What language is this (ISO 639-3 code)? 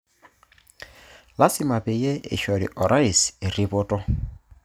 mas